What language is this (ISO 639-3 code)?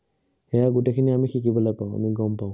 asm